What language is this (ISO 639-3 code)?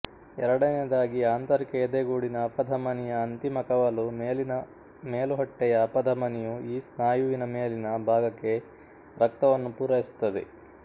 kan